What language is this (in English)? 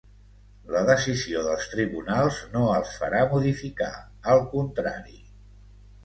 Catalan